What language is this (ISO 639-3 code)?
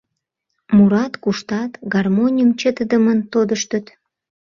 chm